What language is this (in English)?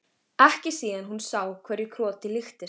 Icelandic